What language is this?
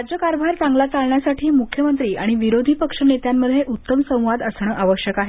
Marathi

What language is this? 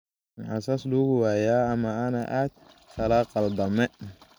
Somali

